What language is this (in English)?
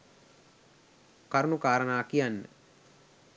Sinhala